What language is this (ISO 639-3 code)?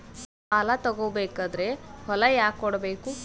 kan